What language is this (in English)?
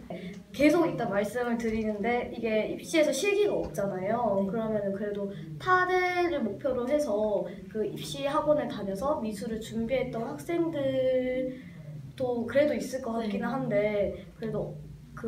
Korean